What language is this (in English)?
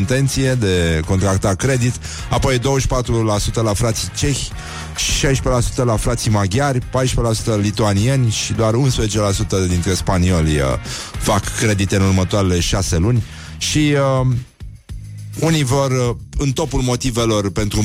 Romanian